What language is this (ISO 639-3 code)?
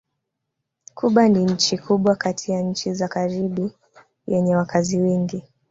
swa